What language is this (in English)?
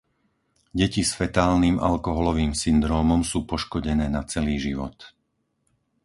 Slovak